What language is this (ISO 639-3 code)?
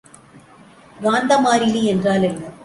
tam